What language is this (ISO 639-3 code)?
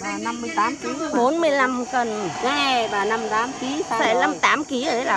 vie